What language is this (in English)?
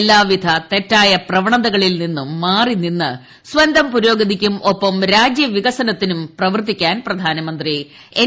Malayalam